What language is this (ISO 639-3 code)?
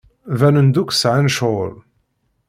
kab